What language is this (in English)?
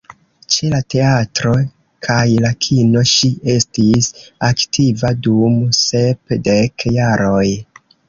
Esperanto